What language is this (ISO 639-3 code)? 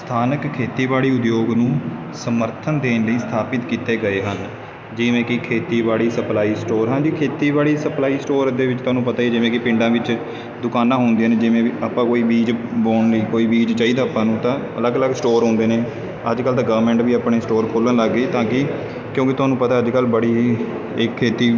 pan